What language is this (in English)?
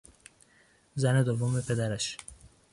Persian